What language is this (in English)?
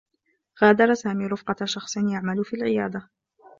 Arabic